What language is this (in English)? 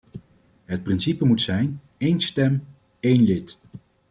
Dutch